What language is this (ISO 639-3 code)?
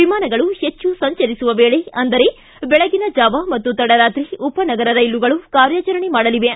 kan